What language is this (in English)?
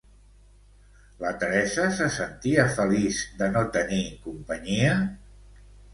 Catalan